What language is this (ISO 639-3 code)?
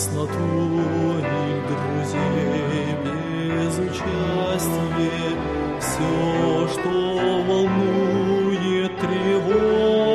rus